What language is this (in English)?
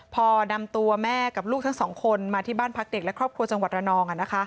Thai